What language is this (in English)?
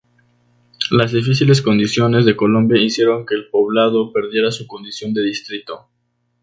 Spanish